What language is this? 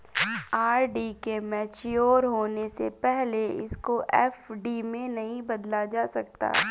Hindi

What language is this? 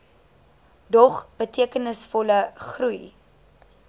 Afrikaans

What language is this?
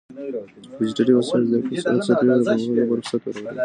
Pashto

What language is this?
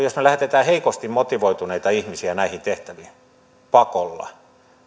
Finnish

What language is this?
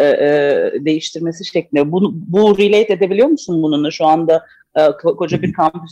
Turkish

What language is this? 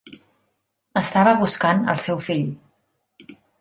Catalan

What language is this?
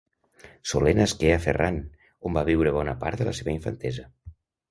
Catalan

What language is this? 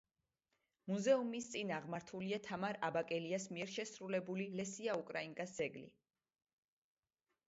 Georgian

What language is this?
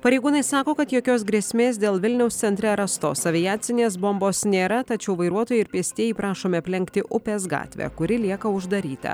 Lithuanian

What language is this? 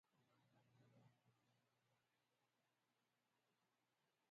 English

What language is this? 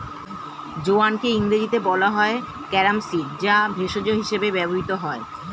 Bangla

